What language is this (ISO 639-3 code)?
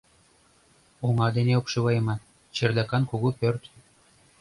chm